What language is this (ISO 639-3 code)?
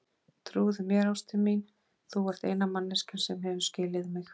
isl